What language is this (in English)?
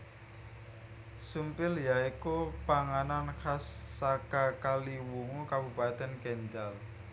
Javanese